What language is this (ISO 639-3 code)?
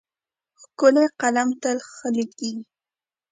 pus